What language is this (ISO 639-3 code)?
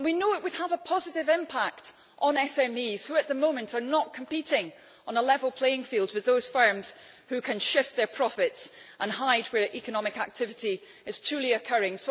eng